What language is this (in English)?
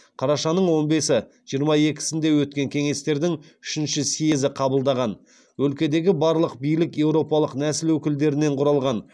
Kazakh